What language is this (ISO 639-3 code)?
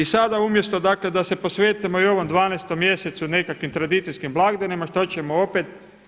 hrv